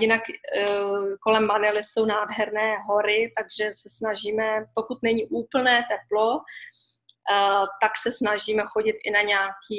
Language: Czech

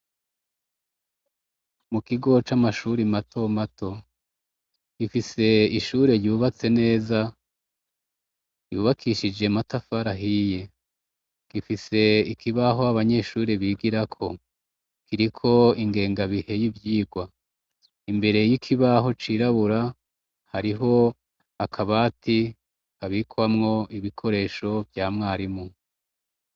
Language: Rundi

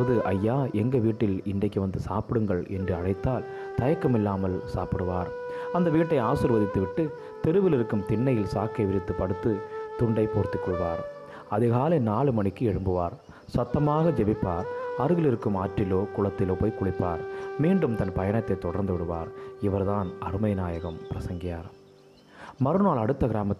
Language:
Tamil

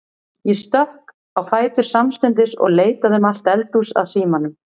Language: Icelandic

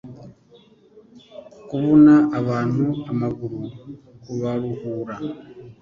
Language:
Kinyarwanda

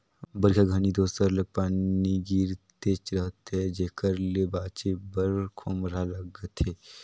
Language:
Chhattisgarhi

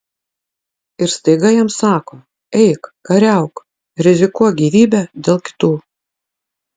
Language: Lithuanian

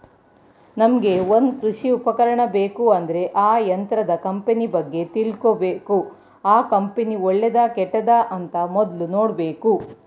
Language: Kannada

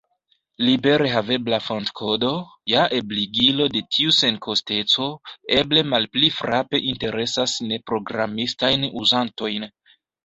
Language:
Esperanto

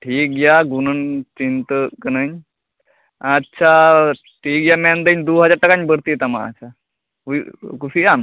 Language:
Santali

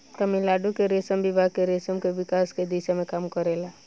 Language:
Bhojpuri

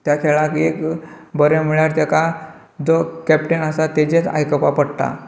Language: Konkani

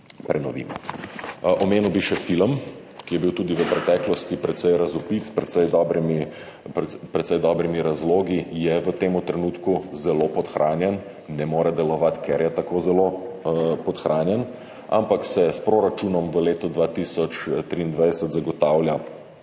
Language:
Slovenian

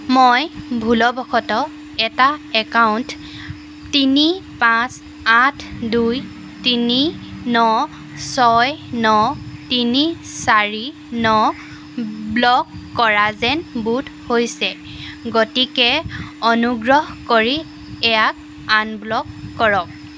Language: Assamese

